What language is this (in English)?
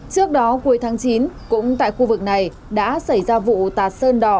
Vietnamese